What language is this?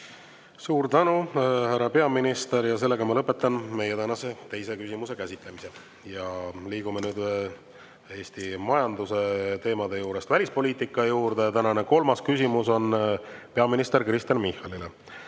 Estonian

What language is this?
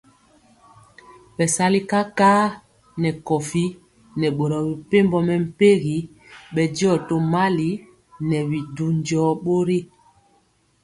Mpiemo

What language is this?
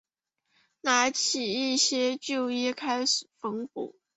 Chinese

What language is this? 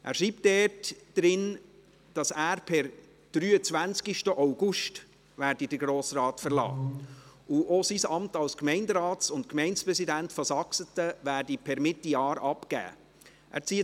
Swiss German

